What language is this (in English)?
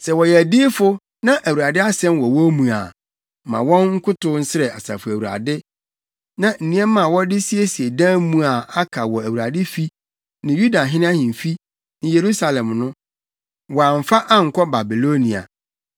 Akan